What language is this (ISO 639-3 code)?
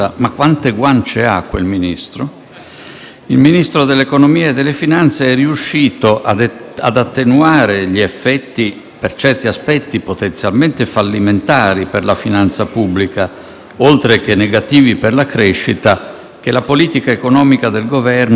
ita